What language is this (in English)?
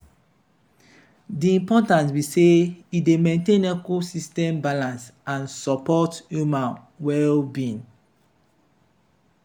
Nigerian Pidgin